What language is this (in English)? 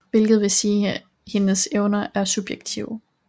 Danish